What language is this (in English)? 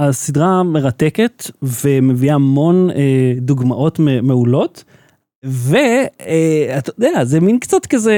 Hebrew